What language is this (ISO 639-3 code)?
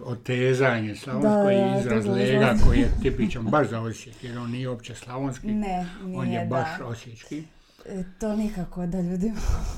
hrv